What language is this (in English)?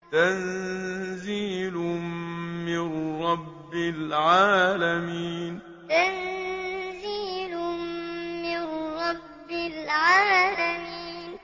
Arabic